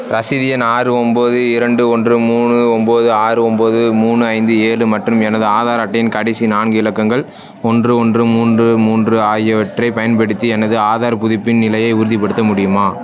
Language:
Tamil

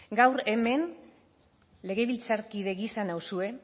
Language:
Basque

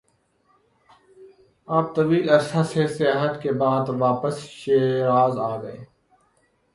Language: Urdu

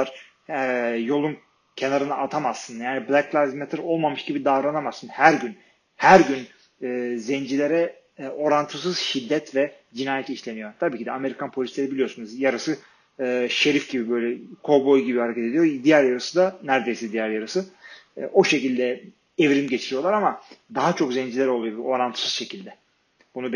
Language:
Turkish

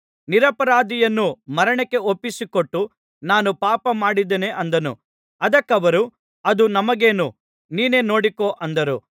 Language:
Kannada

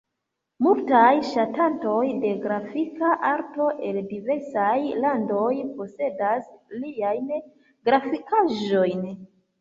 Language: Esperanto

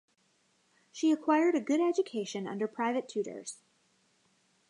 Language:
English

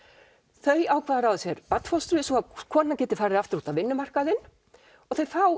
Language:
Icelandic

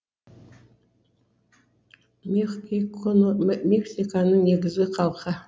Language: Kazakh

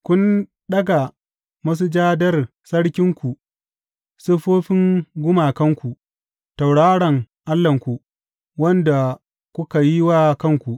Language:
Hausa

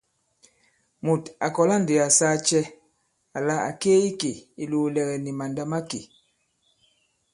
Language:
Bankon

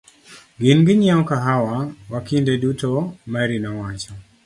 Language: Luo (Kenya and Tanzania)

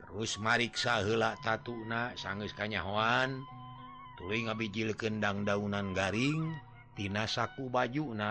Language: Indonesian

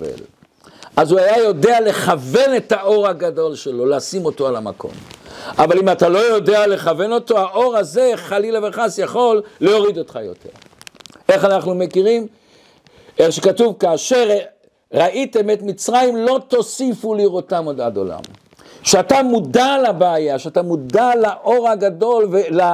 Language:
Hebrew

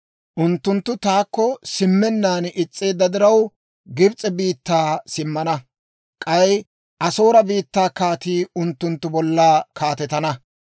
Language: Dawro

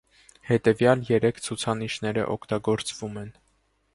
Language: Armenian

